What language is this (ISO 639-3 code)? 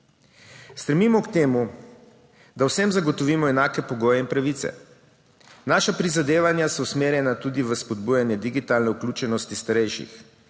slv